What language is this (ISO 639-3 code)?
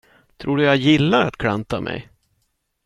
swe